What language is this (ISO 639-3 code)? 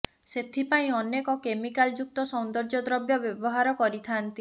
ori